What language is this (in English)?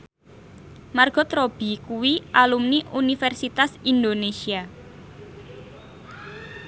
Javanese